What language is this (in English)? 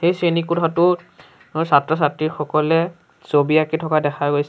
Assamese